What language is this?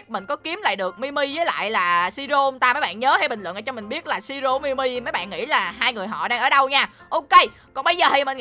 Vietnamese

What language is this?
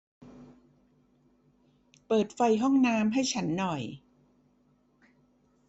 Thai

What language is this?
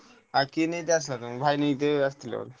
Odia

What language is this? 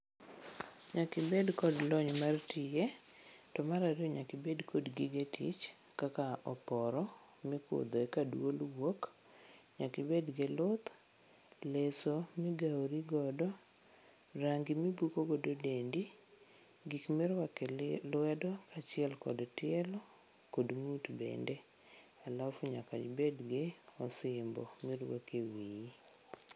Luo (Kenya and Tanzania)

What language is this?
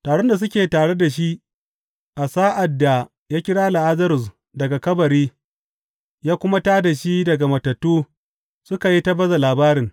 Hausa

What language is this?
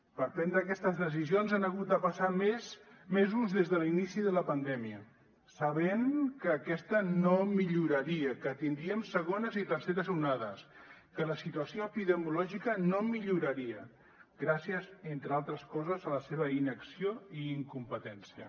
Catalan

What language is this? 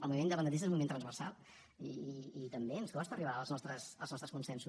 Catalan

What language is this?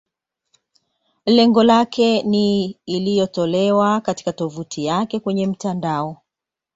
Swahili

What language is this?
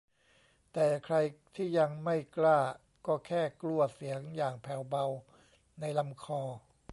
Thai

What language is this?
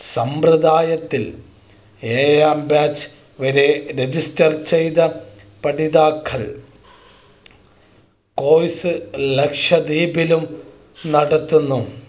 Malayalam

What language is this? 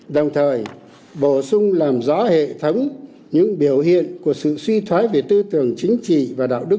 Vietnamese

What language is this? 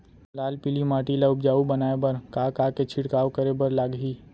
Chhattisgarhi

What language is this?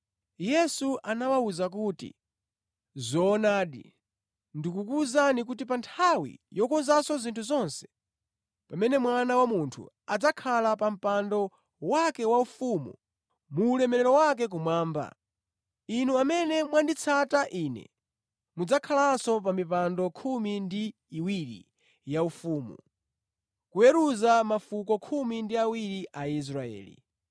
Nyanja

